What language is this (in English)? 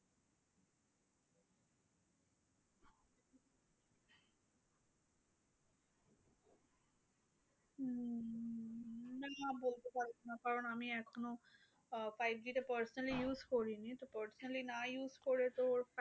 Bangla